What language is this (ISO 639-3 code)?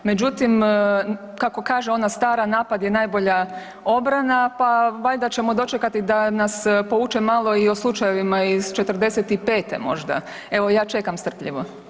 hrv